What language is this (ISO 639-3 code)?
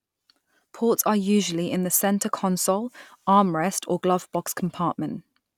eng